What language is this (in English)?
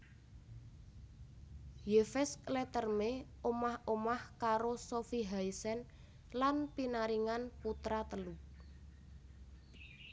Javanese